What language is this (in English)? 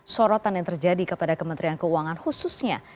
Indonesian